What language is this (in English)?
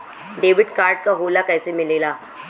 Bhojpuri